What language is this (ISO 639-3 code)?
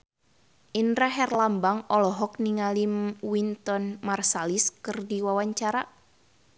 sun